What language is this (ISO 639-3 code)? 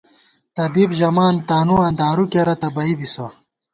gwt